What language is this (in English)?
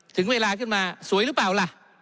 Thai